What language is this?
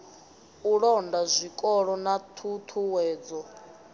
Venda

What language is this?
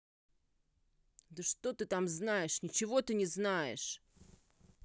Russian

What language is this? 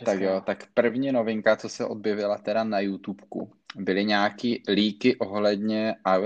Czech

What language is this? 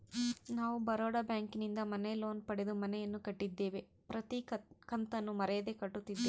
Kannada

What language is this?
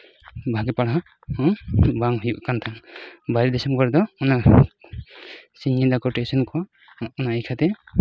Santali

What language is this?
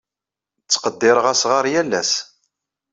Kabyle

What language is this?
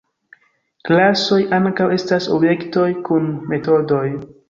Esperanto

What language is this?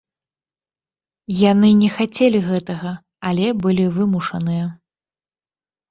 Belarusian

